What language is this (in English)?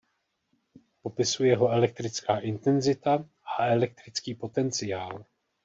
Czech